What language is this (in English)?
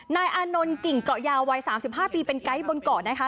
Thai